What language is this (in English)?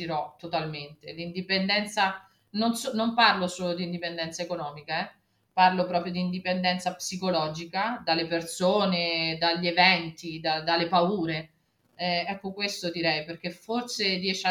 Italian